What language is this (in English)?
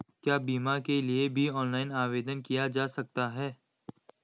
Hindi